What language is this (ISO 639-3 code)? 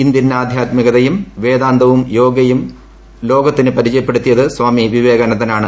mal